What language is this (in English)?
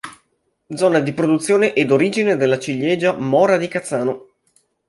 Italian